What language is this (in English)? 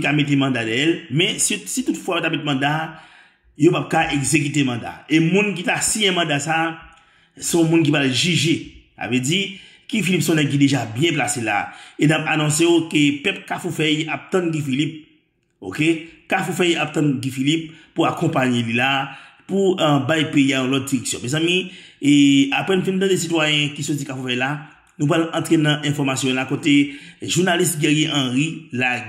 French